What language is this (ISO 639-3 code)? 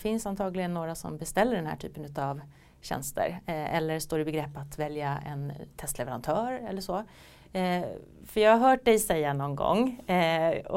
swe